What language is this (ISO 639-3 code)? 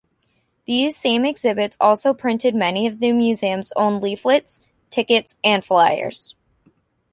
eng